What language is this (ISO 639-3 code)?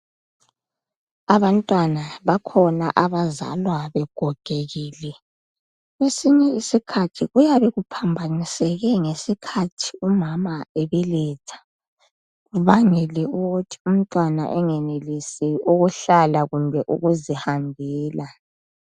nde